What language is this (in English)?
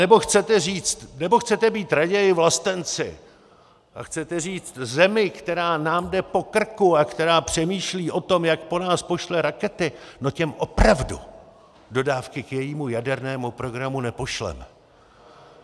Czech